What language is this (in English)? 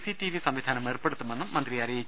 Malayalam